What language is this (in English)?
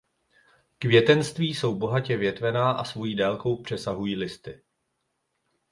Czech